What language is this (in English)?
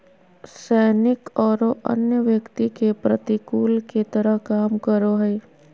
Magahi